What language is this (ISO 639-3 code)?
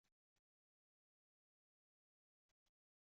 kab